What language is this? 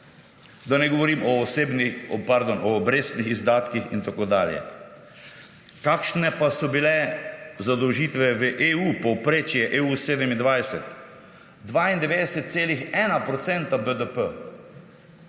Slovenian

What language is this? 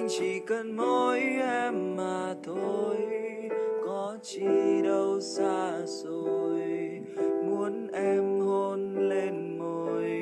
Vietnamese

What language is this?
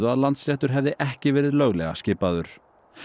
Icelandic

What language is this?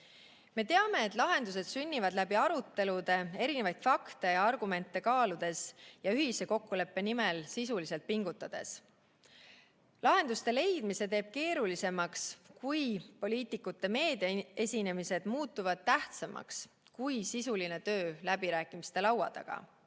Estonian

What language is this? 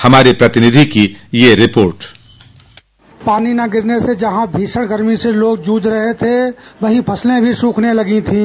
Hindi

